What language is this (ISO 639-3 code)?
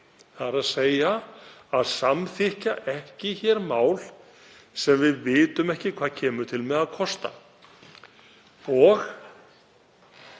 isl